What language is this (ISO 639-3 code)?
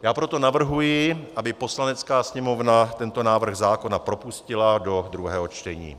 ces